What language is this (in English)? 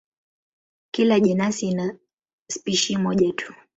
Swahili